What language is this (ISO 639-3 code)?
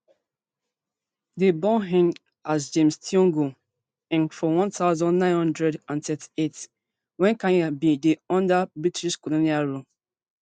pcm